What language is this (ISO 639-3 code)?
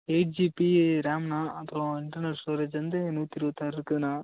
tam